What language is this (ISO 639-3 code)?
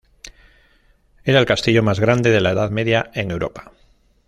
spa